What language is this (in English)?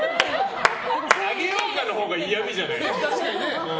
Japanese